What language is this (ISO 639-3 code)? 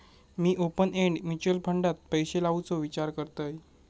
mar